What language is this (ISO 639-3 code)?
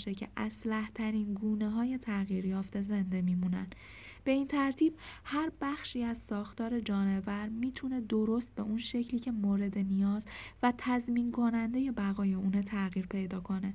fas